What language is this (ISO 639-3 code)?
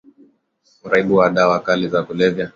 swa